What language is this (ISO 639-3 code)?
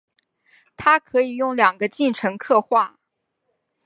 zho